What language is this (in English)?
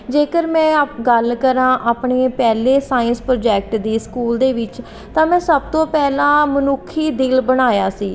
Punjabi